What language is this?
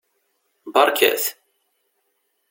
Kabyle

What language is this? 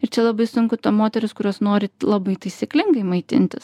Lithuanian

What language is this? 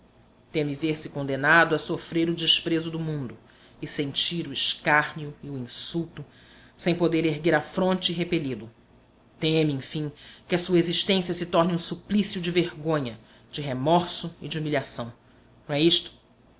Portuguese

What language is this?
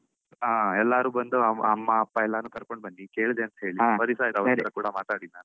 Kannada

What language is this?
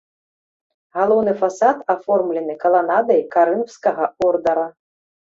Belarusian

